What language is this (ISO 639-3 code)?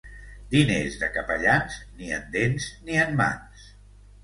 cat